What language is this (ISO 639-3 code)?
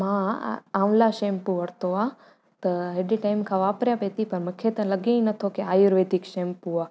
snd